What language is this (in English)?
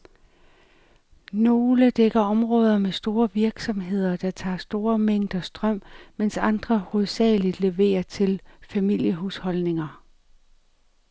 Danish